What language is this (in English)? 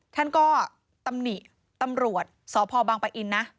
Thai